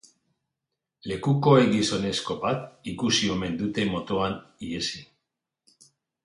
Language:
Basque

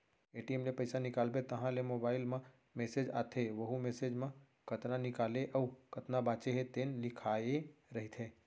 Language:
Chhattisgarhi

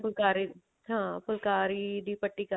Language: Punjabi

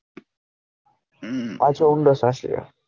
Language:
Gujarati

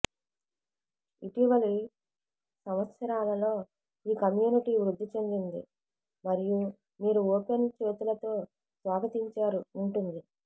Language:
Telugu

